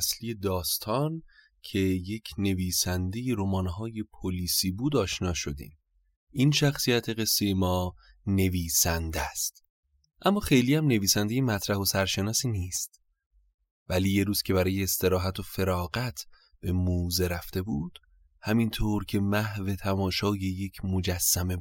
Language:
Persian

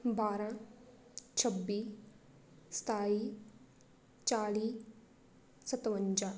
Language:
Punjabi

